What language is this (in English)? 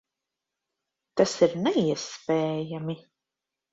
Latvian